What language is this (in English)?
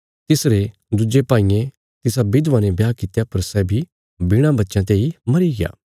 Bilaspuri